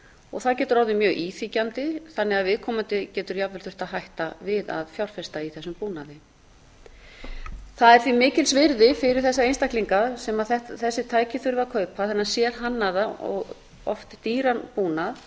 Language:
Icelandic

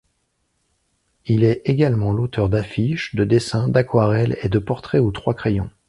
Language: French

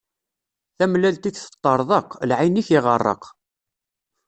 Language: Kabyle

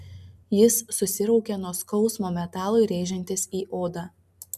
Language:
Lithuanian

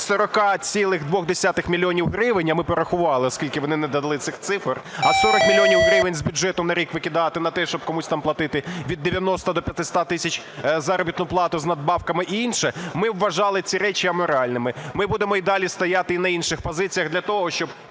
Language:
Ukrainian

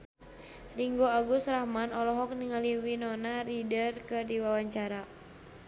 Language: Sundanese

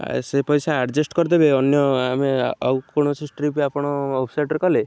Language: Odia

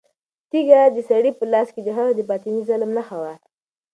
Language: Pashto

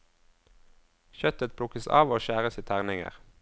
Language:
Norwegian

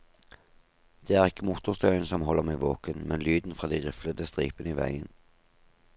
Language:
Norwegian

